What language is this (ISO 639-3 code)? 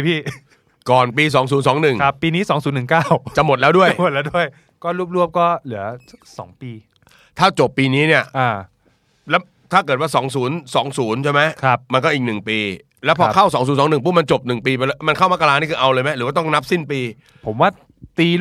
tha